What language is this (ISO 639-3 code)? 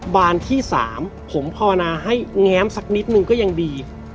tha